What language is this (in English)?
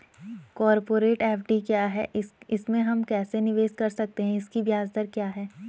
Hindi